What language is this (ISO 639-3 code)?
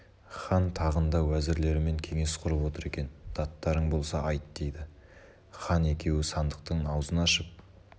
kaz